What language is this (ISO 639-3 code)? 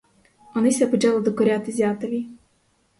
ukr